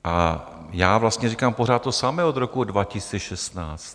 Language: Czech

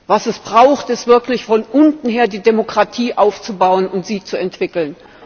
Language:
German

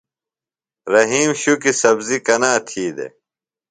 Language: Phalura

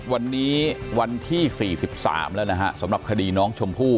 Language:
Thai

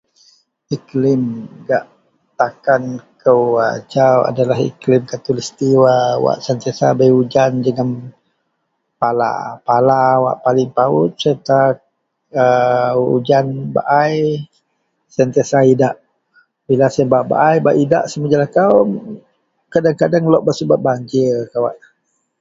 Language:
Central Melanau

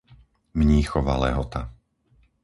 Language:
Slovak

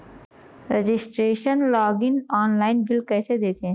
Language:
Hindi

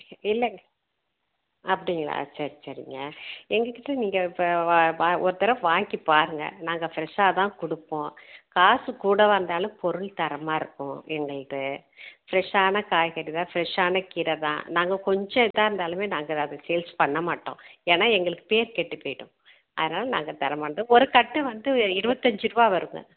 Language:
Tamil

